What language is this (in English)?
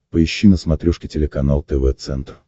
Russian